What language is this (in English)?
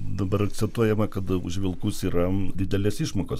Lithuanian